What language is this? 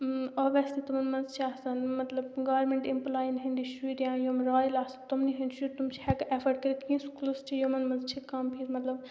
Kashmiri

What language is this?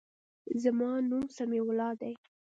Pashto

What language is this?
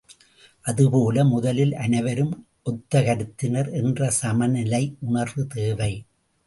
Tamil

